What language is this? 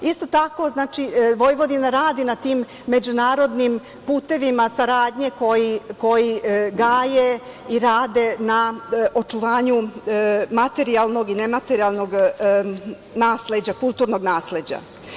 Serbian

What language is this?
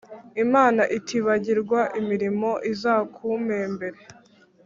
Kinyarwanda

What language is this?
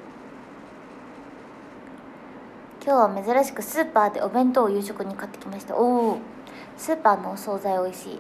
Japanese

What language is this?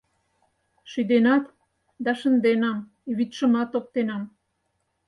Mari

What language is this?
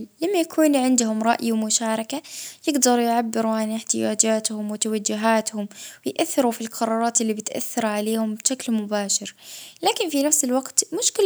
Libyan Arabic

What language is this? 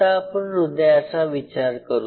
Marathi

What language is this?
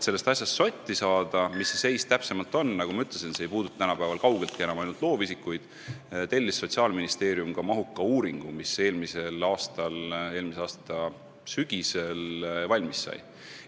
Estonian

